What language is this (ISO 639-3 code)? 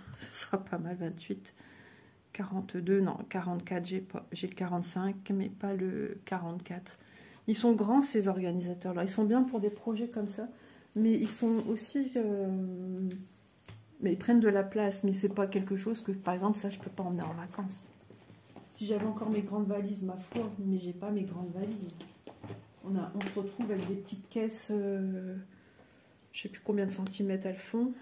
fra